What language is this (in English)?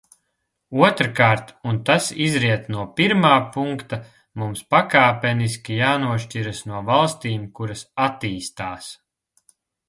Latvian